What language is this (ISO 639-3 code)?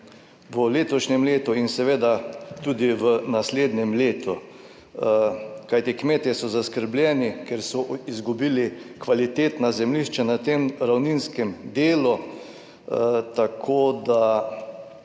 slv